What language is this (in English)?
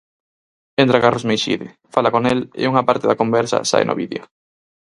Galician